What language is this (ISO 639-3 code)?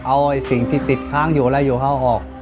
tha